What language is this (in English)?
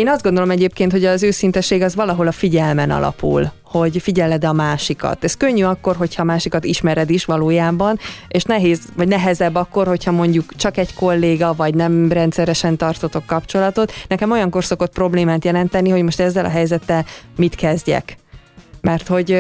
Hungarian